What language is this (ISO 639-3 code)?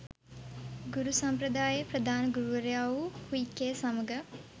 sin